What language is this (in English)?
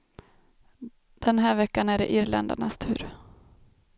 Swedish